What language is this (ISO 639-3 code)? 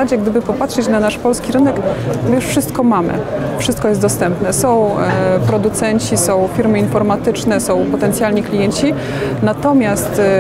pol